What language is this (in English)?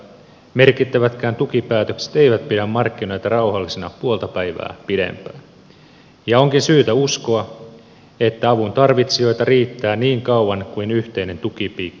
Finnish